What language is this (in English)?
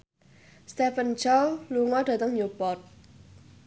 Javanese